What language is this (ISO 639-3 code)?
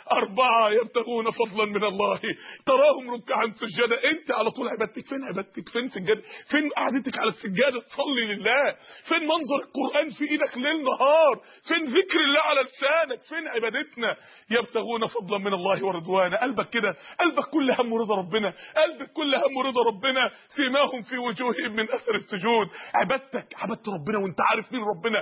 ara